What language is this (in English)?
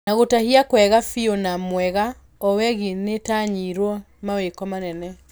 Kikuyu